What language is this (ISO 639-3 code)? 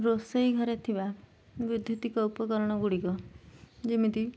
ori